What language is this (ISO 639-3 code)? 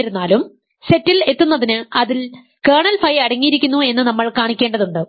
mal